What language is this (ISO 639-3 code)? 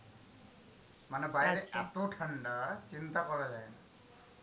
ben